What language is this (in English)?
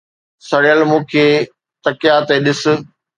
Sindhi